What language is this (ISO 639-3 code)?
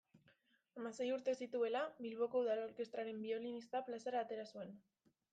eus